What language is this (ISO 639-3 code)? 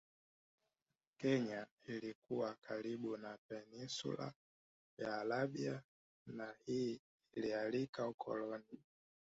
swa